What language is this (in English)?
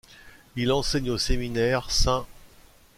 French